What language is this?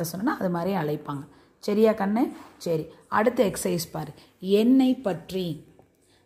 Tamil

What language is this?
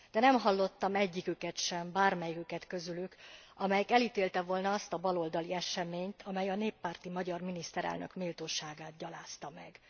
Hungarian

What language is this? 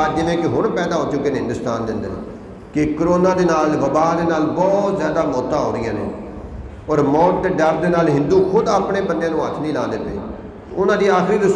Urdu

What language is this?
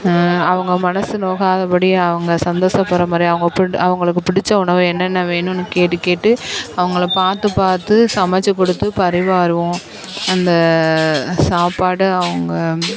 Tamil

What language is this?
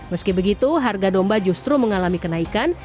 Indonesian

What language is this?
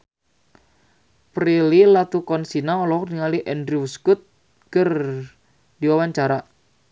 Sundanese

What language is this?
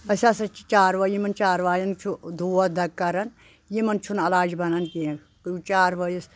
Kashmiri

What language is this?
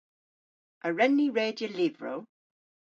Cornish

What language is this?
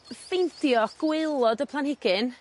Welsh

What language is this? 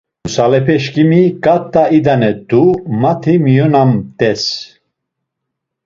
Laz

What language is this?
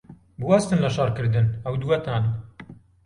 Central Kurdish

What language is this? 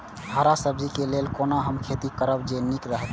Maithili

